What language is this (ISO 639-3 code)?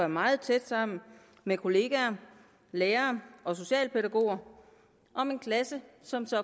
dan